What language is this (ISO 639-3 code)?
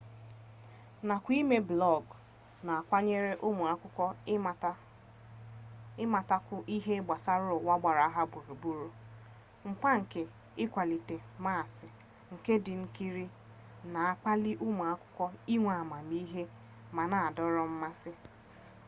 ibo